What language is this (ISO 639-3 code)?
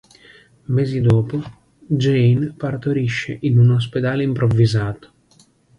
ita